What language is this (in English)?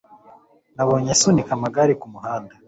Kinyarwanda